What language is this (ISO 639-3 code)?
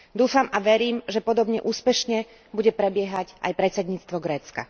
slk